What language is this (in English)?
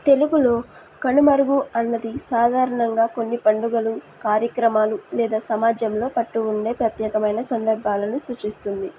Telugu